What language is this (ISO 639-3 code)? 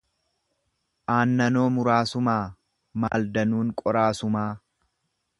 orm